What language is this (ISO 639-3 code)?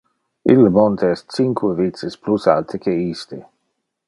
ina